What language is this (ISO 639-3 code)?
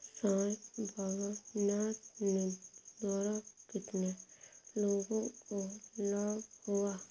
hin